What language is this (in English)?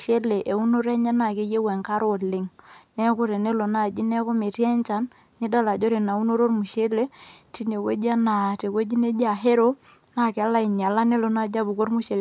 Masai